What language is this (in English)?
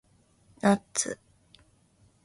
Japanese